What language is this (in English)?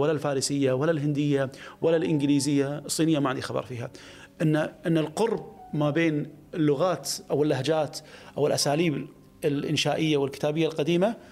Arabic